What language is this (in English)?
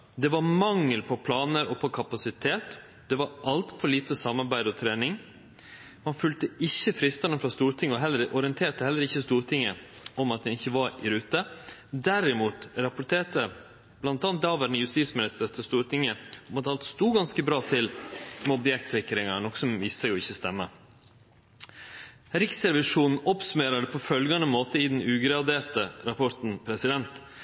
Norwegian Nynorsk